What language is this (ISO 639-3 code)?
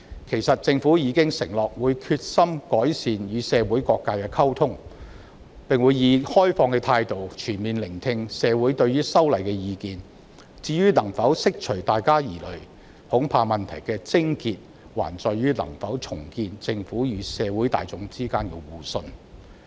yue